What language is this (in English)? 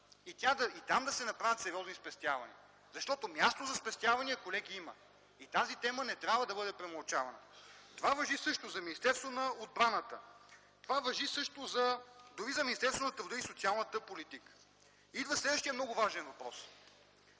Bulgarian